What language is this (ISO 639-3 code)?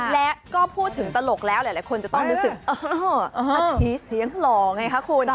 tha